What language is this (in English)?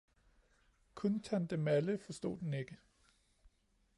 Danish